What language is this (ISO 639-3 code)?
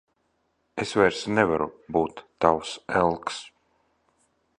lav